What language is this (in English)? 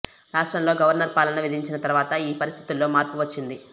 Telugu